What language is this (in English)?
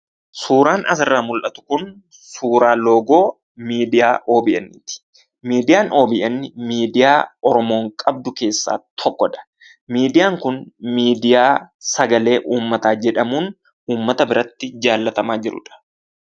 Oromo